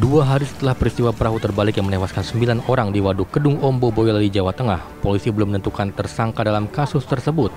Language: Indonesian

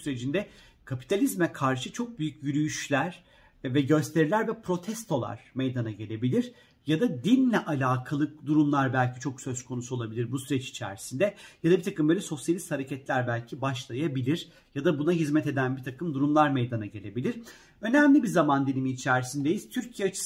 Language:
Turkish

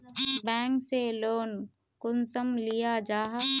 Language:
Magahi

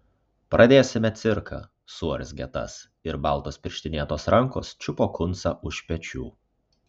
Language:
Lithuanian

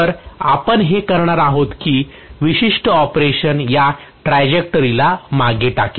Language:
Marathi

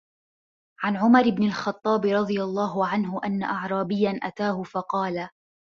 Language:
Arabic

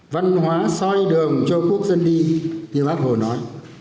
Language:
Vietnamese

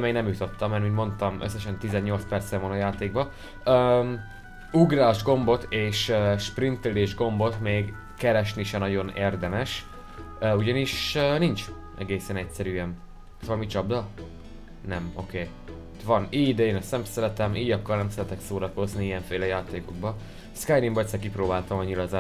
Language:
Hungarian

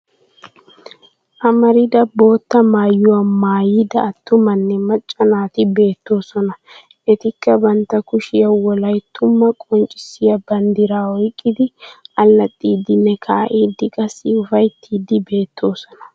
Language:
Wolaytta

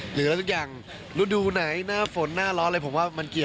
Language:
Thai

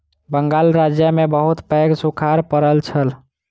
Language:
Maithili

